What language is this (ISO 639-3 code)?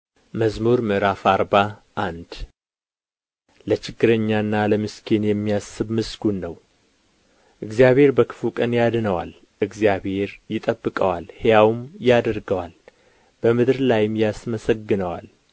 amh